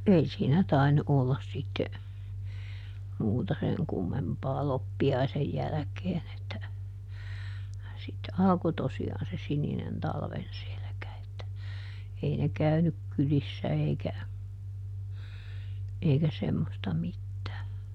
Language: Finnish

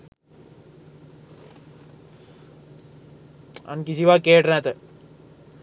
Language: Sinhala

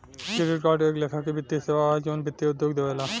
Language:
Bhojpuri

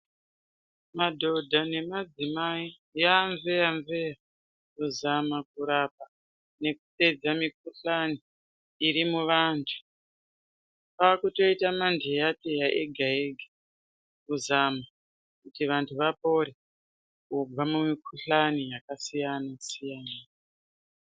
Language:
Ndau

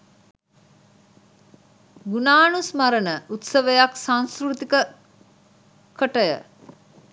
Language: Sinhala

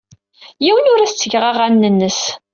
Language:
Kabyle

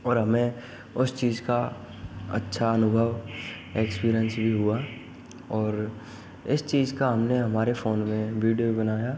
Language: Hindi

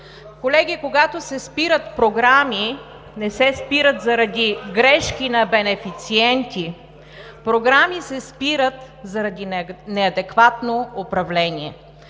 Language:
Bulgarian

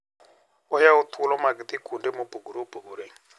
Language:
Luo (Kenya and Tanzania)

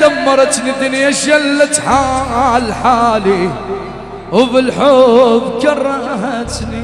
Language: Arabic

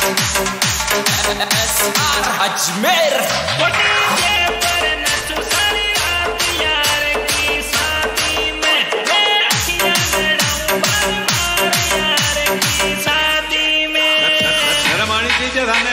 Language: Arabic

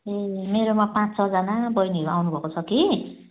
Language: Nepali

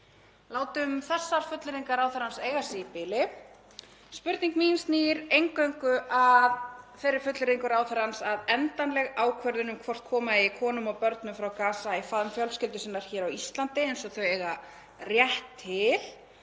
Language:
Icelandic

